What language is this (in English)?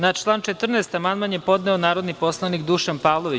Serbian